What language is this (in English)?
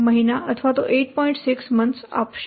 Gujarati